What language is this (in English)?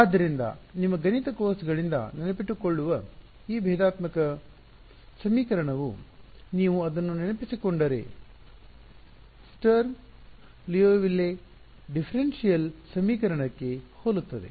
Kannada